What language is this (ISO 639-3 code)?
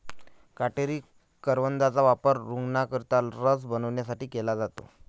mar